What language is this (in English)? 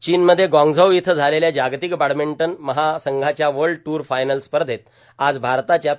Marathi